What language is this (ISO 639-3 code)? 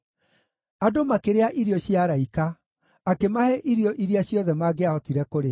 kik